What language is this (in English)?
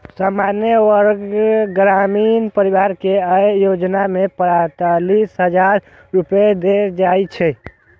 Maithili